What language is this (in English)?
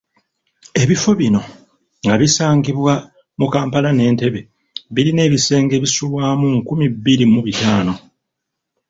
Ganda